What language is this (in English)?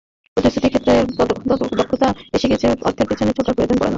Bangla